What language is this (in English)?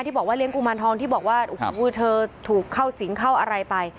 Thai